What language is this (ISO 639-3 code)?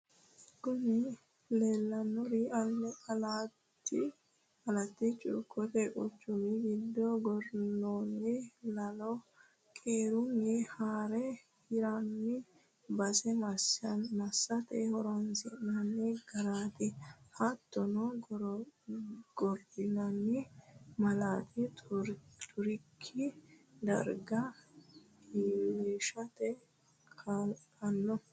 sid